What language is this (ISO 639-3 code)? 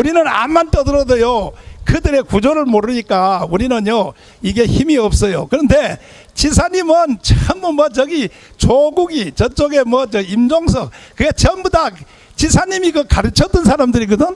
kor